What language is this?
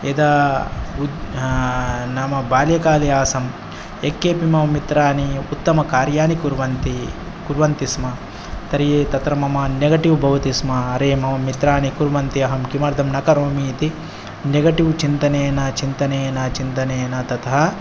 Sanskrit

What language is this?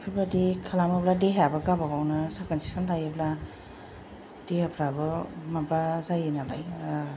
Bodo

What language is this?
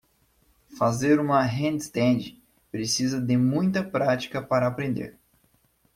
Portuguese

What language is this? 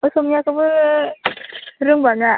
Bodo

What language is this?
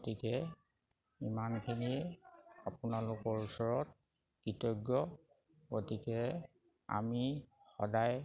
Assamese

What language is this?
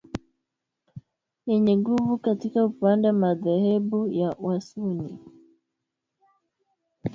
Swahili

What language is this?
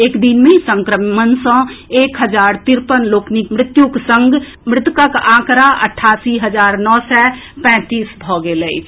Maithili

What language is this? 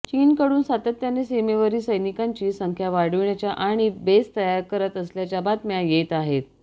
Marathi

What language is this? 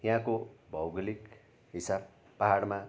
Nepali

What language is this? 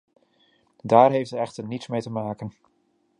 Dutch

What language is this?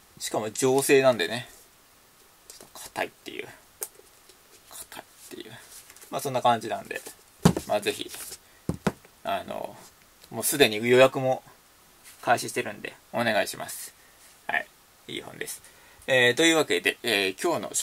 Japanese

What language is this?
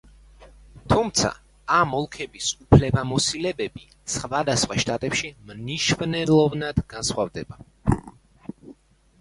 Georgian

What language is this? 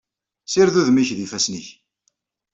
Kabyle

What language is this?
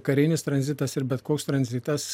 Lithuanian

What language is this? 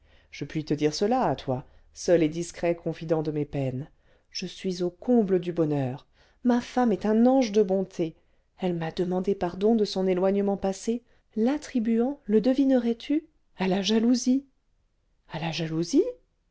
French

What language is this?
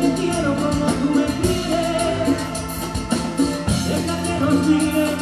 Spanish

